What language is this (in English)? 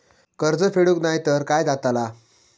Marathi